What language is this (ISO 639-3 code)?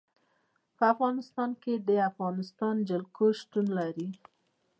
pus